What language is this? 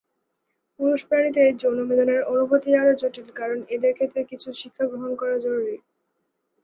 Bangla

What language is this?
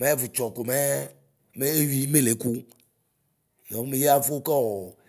Ikposo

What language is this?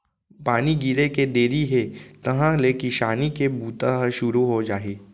Chhattisgarhi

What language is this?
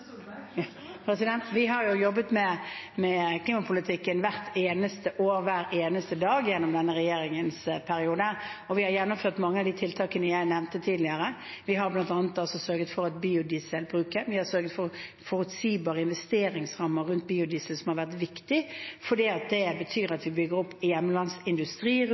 Norwegian Bokmål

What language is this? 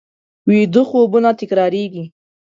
Pashto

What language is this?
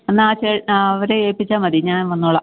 Malayalam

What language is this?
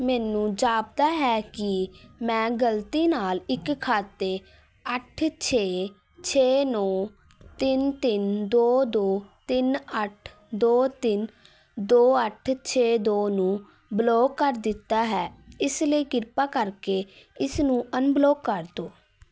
Punjabi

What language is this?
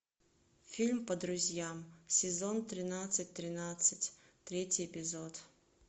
Russian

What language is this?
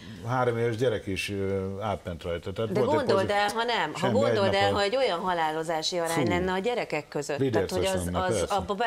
Hungarian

